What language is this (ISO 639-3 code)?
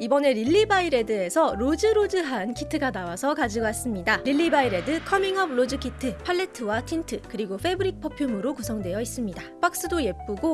kor